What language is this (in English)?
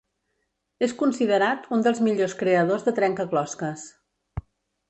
Catalan